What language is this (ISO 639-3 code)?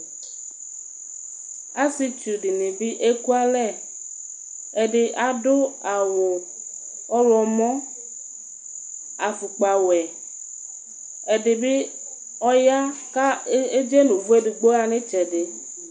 kpo